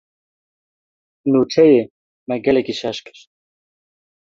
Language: Kurdish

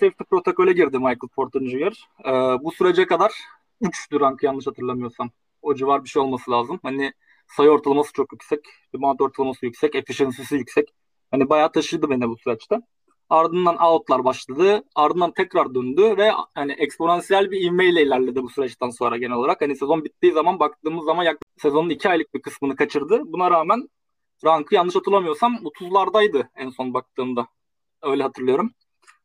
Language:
Turkish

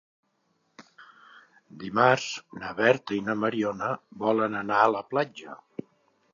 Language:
Catalan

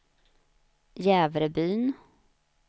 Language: Swedish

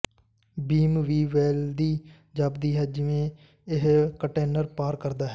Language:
Punjabi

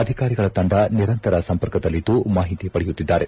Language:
Kannada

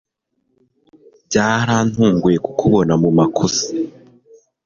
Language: Kinyarwanda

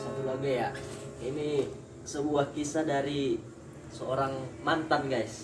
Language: Indonesian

